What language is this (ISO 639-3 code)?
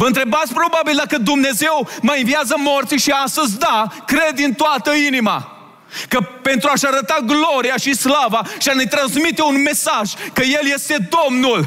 ron